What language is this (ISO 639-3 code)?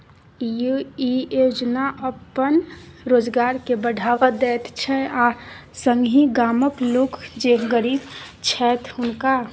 mai